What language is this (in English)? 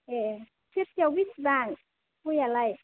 Bodo